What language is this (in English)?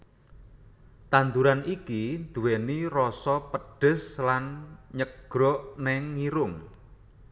Javanese